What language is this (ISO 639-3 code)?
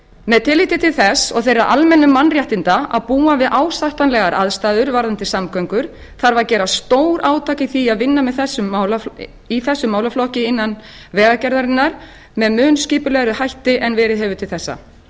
isl